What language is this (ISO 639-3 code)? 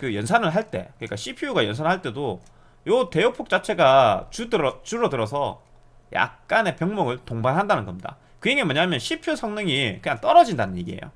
kor